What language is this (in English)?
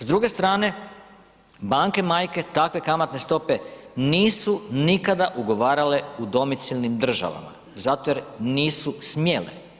Croatian